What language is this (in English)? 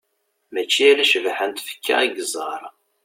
Kabyle